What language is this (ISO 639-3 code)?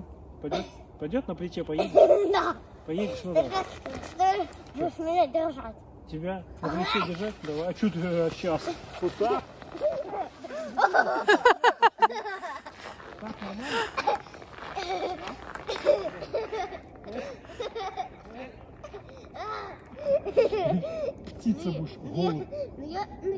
rus